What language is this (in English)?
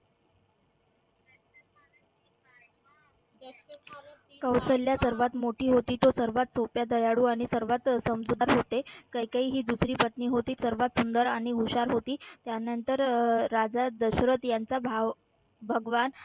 Marathi